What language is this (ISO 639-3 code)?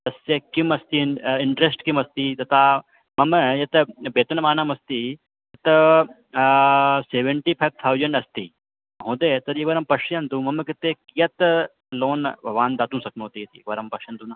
san